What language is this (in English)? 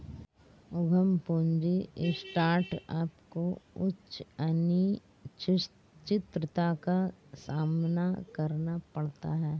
Hindi